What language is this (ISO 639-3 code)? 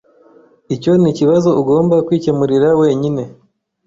kin